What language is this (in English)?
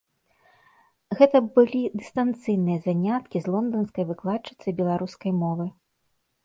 Belarusian